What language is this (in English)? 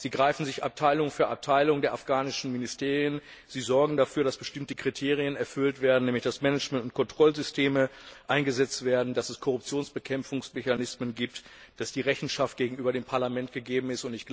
German